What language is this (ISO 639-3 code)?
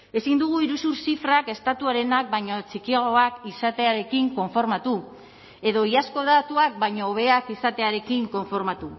eus